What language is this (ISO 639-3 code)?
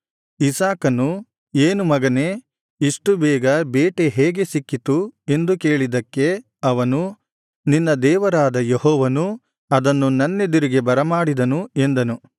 kan